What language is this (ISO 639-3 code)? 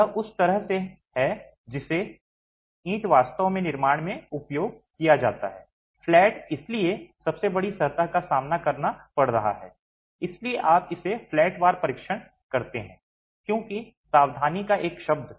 hin